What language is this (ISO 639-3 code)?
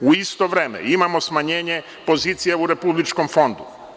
srp